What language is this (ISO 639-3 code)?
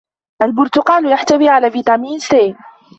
ara